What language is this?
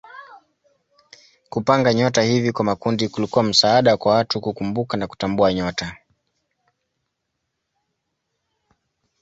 Swahili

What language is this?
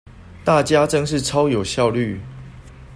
Chinese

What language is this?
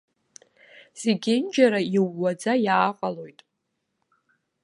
Abkhazian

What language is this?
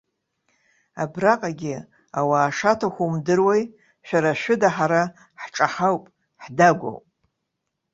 Abkhazian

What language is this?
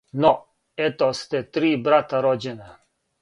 Serbian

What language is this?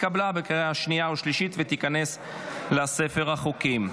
Hebrew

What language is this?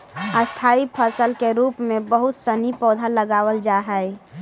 Magahi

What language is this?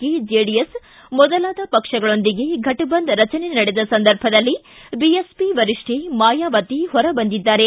Kannada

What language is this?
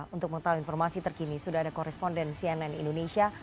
Indonesian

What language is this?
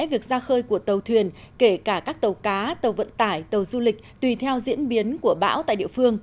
Vietnamese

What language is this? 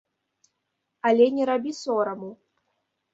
Belarusian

